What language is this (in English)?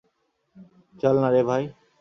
Bangla